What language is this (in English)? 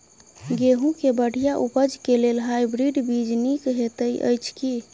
Maithili